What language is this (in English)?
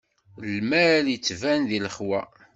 Kabyle